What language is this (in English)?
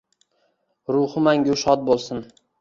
Uzbek